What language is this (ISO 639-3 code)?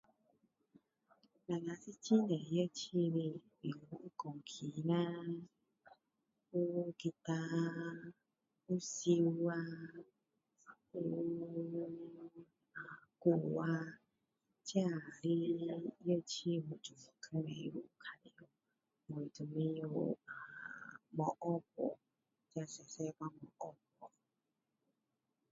cdo